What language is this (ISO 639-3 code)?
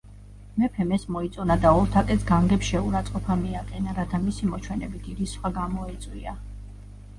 kat